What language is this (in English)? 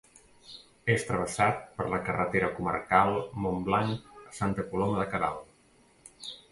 Catalan